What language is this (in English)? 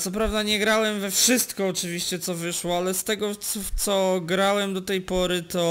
Polish